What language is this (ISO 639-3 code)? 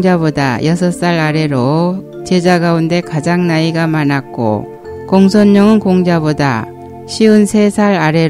kor